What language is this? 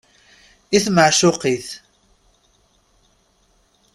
Kabyle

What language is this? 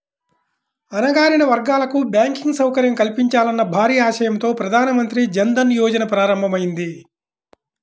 Telugu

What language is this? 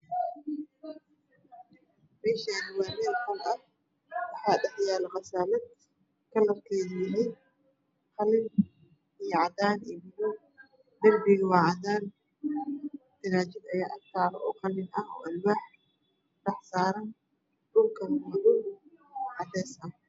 Somali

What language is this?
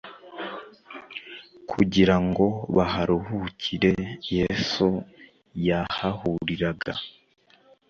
Kinyarwanda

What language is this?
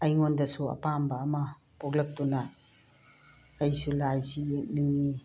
Manipuri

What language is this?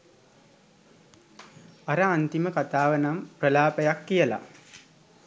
Sinhala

